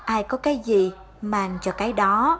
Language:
Vietnamese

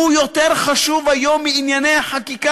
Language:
Hebrew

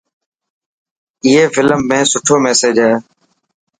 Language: Dhatki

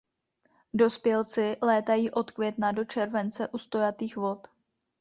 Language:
Czech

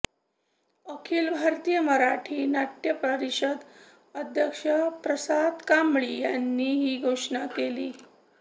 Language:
Marathi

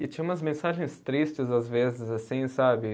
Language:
Portuguese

